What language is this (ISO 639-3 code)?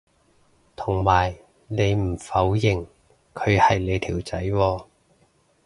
yue